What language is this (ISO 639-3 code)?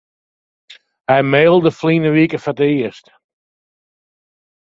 fry